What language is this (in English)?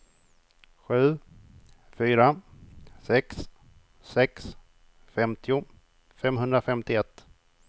Swedish